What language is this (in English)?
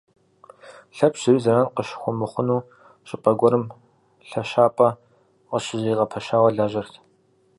Kabardian